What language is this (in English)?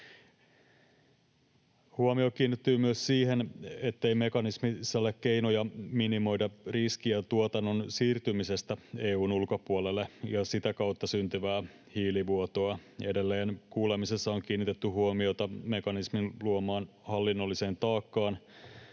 Finnish